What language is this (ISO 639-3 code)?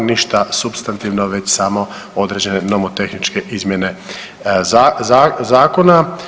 hrv